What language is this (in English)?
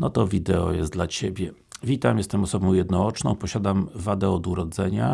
Polish